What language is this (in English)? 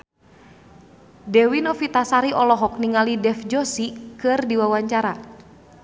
Sundanese